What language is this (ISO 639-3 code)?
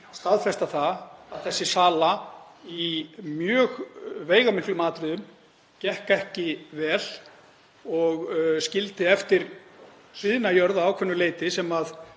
isl